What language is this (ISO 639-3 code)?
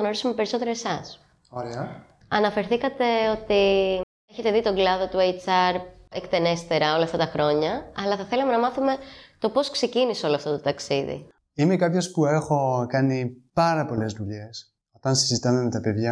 ell